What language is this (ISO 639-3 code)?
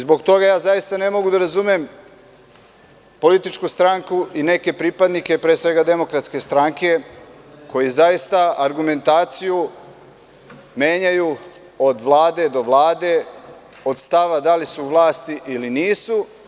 srp